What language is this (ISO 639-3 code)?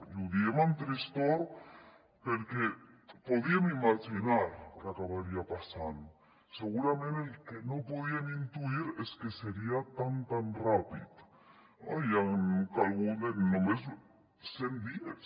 cat